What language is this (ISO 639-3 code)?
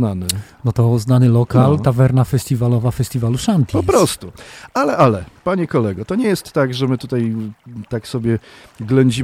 pol